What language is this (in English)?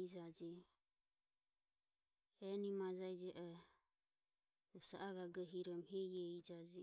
Ömie